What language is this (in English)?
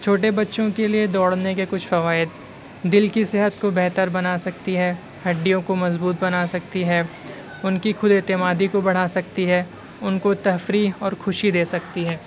Urdu